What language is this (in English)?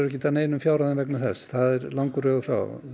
Icelandic